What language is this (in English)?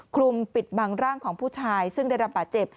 Thai